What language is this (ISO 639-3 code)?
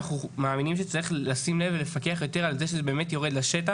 heb